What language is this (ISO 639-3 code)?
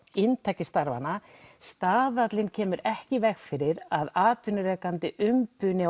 isl